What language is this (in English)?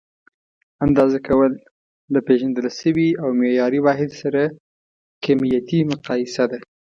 Pashto